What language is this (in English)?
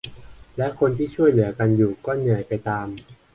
Thai